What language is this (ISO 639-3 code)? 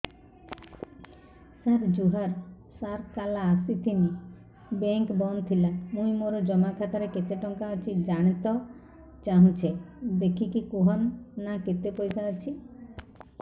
ori